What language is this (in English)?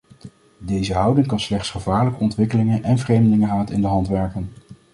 Dutch